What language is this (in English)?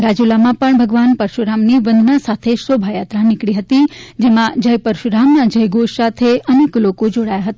Gujarati